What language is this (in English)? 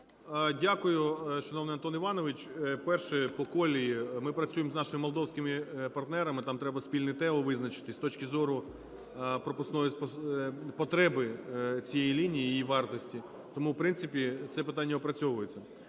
Ukrainian